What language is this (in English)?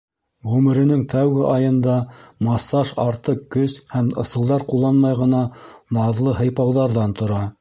Bashkir